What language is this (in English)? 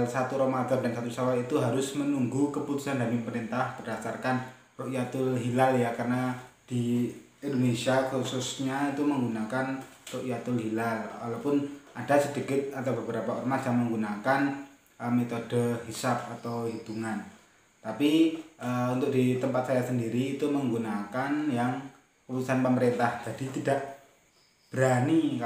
Indonesian